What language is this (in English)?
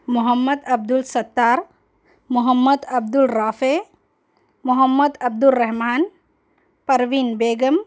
Urdu